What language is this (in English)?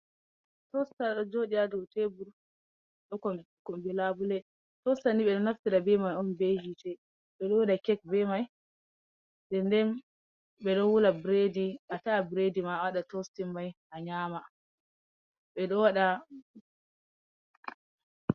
Fula